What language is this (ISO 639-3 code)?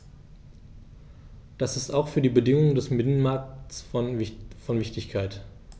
deu